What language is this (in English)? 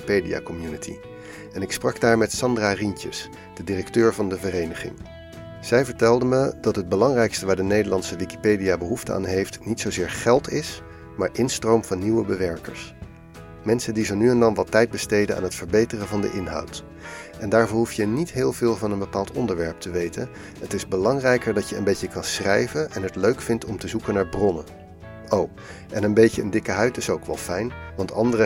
Dutch